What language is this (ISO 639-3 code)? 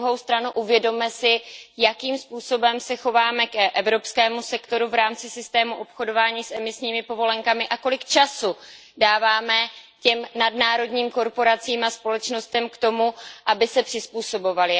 ces